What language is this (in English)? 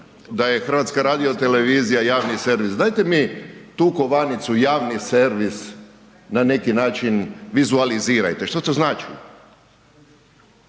Croatian